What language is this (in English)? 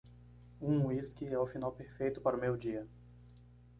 Portuguese